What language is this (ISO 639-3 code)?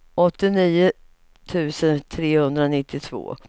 swe